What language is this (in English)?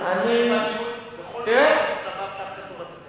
Hebrew